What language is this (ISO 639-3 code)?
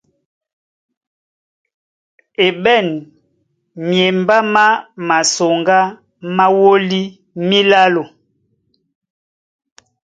dua